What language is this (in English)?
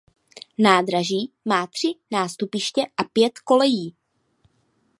Czech